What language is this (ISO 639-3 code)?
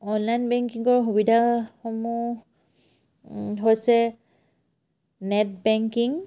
asm